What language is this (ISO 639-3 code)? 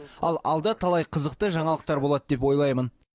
kaz